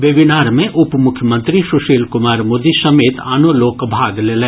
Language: Maithili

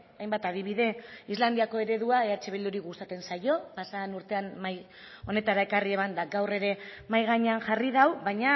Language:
Basque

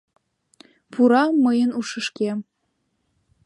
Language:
Mari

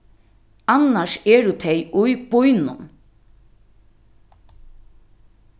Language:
Faroese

